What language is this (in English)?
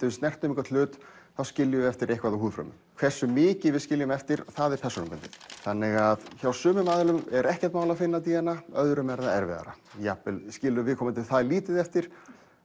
Icelandic